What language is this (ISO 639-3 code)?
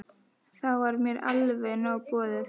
isl